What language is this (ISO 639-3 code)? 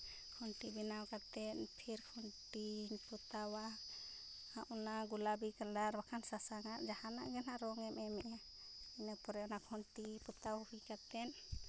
sat